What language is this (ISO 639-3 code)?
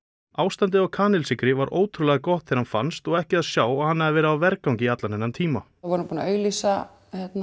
isl